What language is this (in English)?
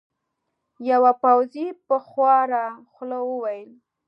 Pashto